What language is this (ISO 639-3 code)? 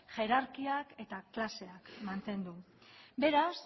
eus